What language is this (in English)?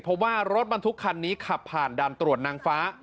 Thai